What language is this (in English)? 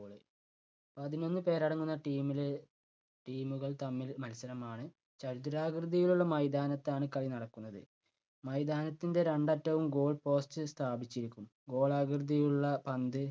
Malayalam